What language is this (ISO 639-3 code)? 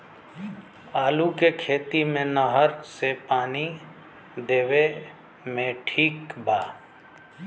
bho